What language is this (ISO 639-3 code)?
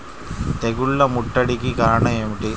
tel